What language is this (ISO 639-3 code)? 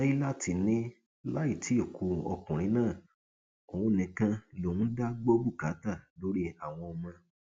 yor